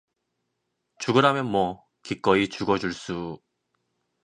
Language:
Korean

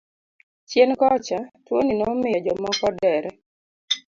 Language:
Luo (Kenya and Tanzania)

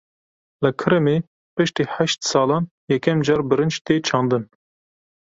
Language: Kurdish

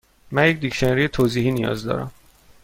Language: Persian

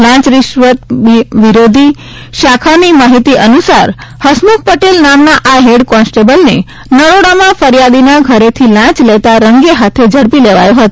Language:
Gujarati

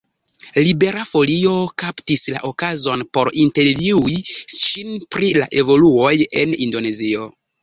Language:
Esperanto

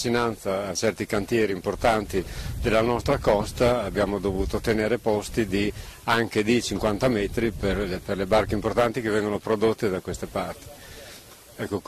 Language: Italian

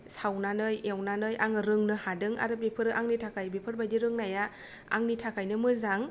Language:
Bodo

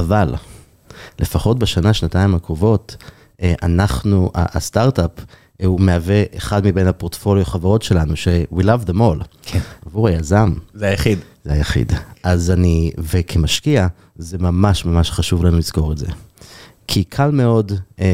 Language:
Hebrew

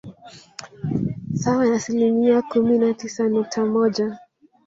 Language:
Swahili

